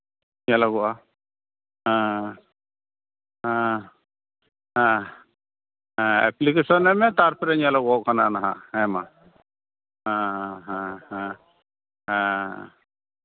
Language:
Santali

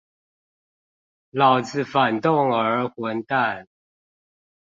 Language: Chinese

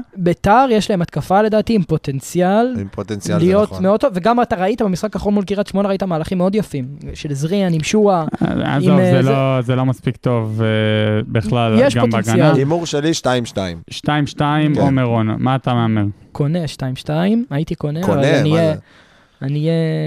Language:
Hebrew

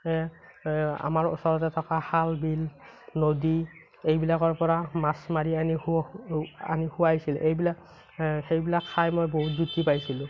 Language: Assamese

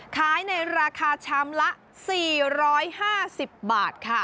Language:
Thai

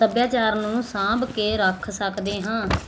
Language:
Punjabi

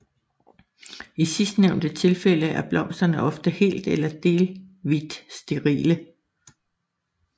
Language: Danish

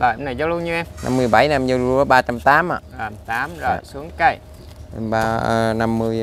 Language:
Vietnamese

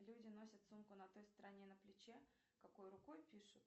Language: Russian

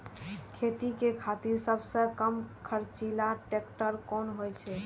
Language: Maithili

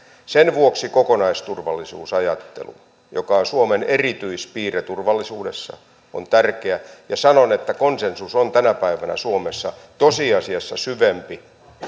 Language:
Finnish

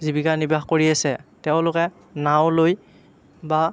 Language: Assamese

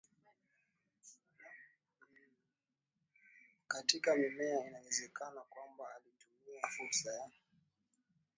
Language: Swahili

